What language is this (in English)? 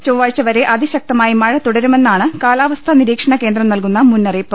Malayalam